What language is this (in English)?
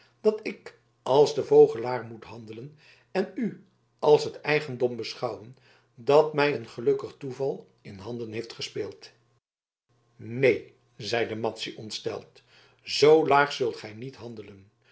Dutch